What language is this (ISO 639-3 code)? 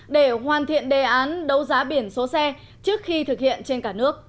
vie